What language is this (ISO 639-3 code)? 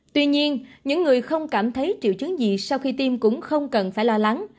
vie